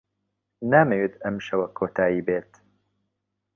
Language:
Central Kurdish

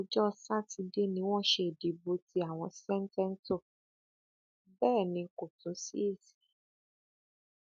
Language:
Yoruba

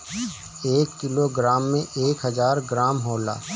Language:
Bhojpuri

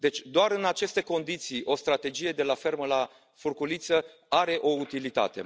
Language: Romanian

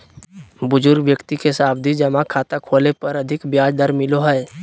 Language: Magahi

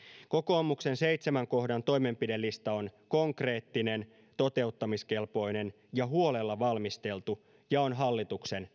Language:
Finnish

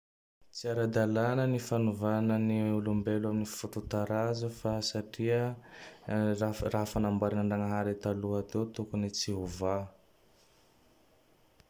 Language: Tandroy-Mahafaly Malagasy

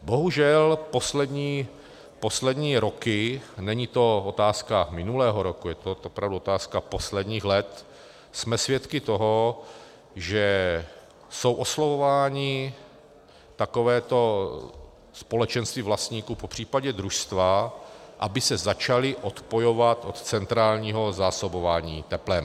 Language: Czech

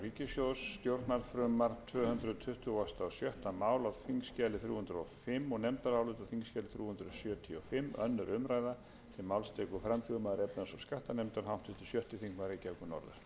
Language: Icelandic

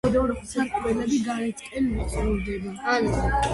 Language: Georgian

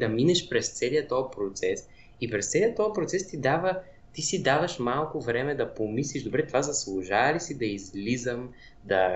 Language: Bulgarian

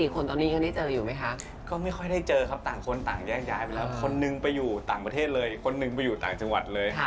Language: Thai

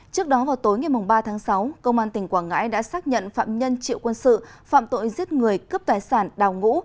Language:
Vietnamese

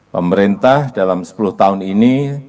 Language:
Indonesian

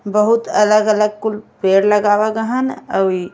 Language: Bhojpuri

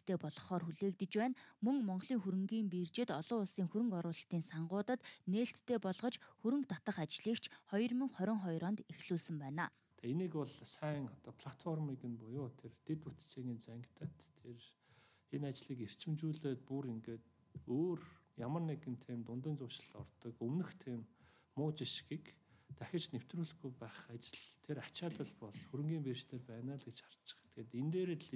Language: Arabic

